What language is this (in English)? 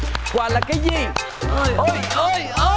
Vietnamese